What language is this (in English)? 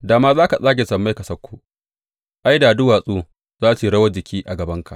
Hausa